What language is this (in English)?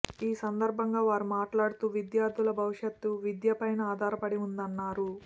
Telugu